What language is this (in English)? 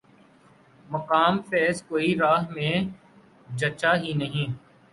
Urdu